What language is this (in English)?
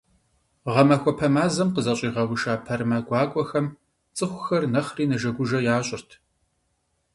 Kabardian